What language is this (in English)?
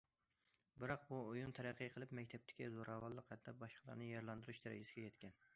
Uyghur